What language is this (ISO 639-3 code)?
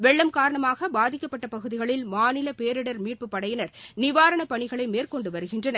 tam